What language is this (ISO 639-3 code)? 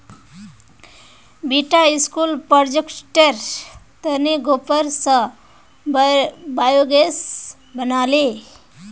mag